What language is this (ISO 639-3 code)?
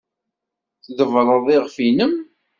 kab